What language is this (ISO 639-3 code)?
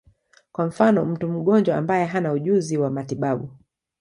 swa